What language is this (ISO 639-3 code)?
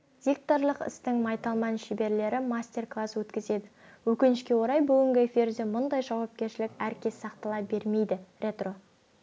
kaz